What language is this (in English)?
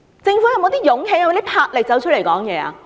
Cantonese